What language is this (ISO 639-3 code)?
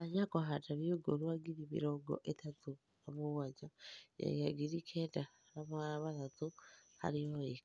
kik